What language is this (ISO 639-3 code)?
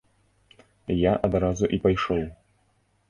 bel